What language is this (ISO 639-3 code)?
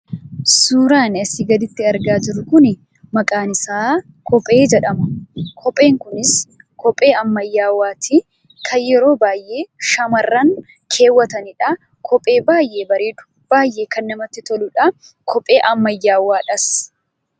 orm